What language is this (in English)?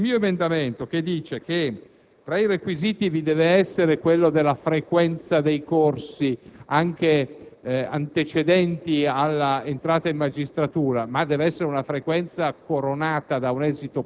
Italian